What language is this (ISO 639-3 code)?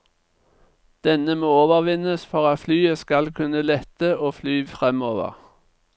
nor